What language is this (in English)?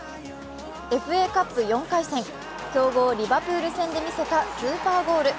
Japanese